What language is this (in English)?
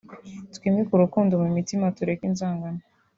Kinyarwanda